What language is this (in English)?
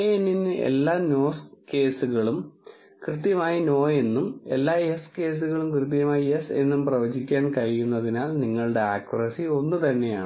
Malayalam